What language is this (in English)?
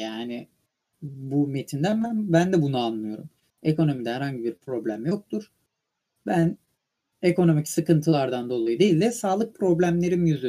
Turkish